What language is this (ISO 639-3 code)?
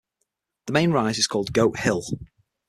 eng